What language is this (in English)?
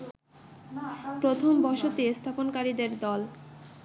Bangla